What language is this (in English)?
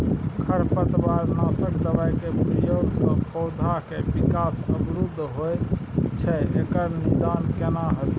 Maithili